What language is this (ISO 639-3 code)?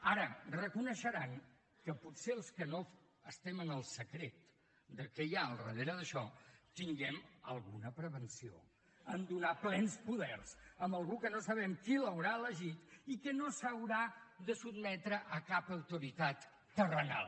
cat